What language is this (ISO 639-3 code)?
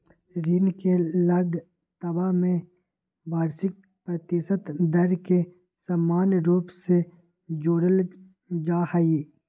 mag